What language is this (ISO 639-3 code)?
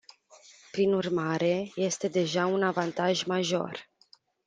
ron